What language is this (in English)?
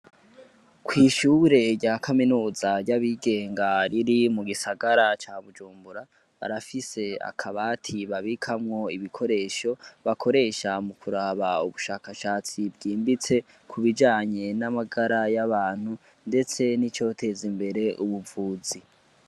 Rundi